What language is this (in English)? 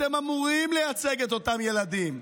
Hebrew